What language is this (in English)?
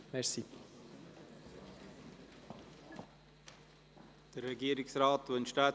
Swiss German